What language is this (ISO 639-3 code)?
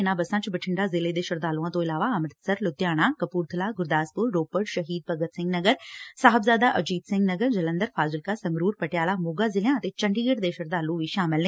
pan